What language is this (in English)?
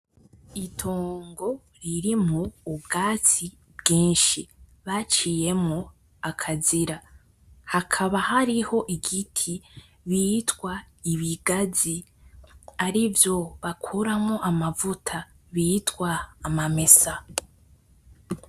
Rundi